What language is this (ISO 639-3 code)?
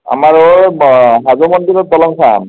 asm